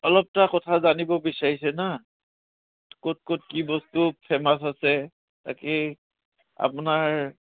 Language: Assamese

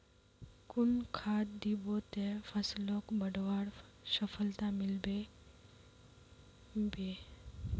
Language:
Magahi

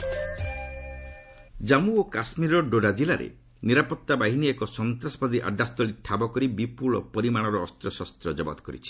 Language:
Odia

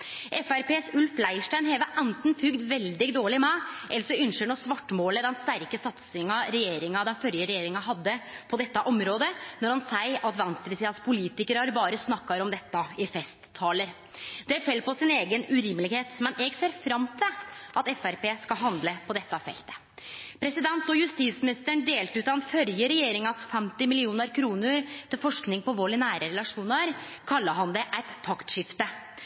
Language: Norwegian Nynorsk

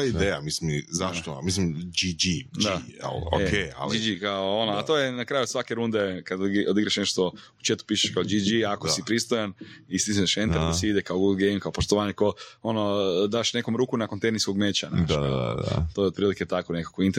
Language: Croatian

